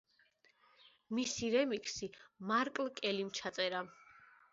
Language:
Georgian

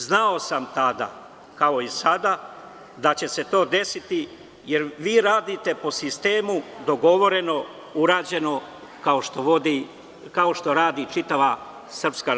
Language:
Serbian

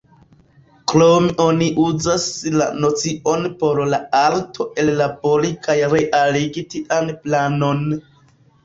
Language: Esperanto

